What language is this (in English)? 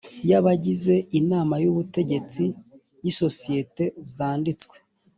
Kinyarwanda